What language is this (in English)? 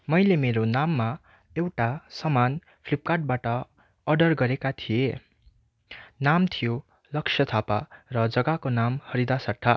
Nepali